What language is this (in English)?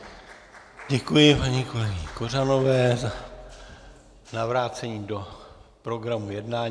Czech